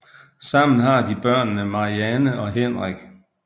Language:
Danish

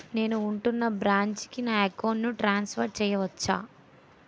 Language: Telugu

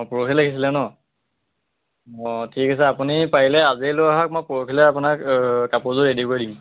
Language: Assamese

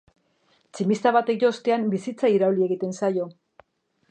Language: Basque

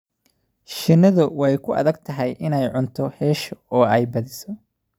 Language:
Somali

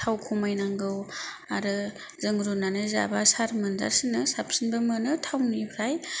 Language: Bodo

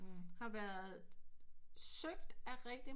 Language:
Danish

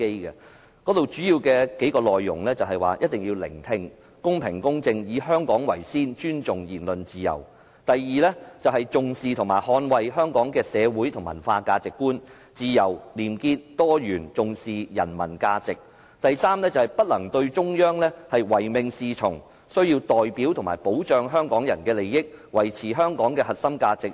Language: Cantonese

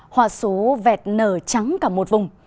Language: Vietnamese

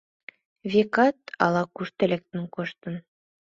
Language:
Mari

